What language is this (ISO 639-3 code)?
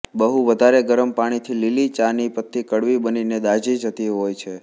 guj